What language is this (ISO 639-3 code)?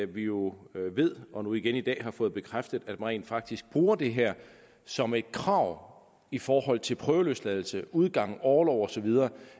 dan